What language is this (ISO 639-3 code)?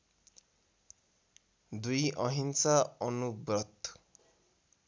nep